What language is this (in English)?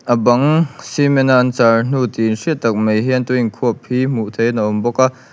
Mizo